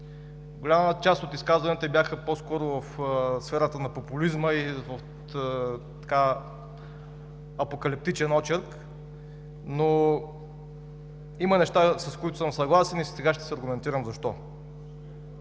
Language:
Bulgarian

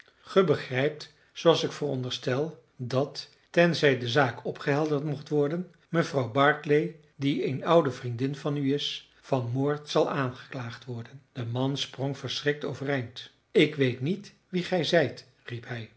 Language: Dutch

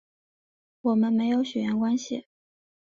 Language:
Chinese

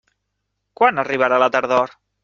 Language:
Catalan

